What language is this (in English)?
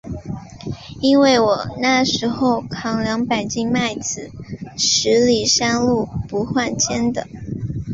Chinese